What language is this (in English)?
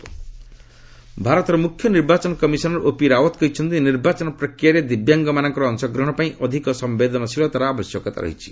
Odia